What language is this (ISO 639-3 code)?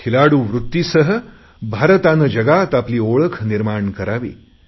mar